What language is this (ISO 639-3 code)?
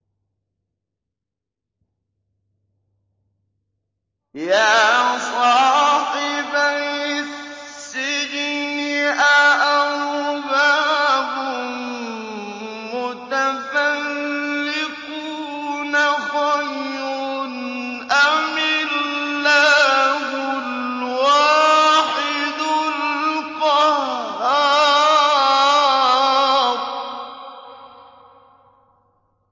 ara